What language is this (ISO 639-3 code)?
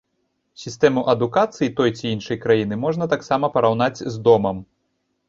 bel